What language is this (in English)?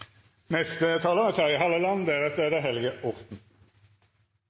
Norwegian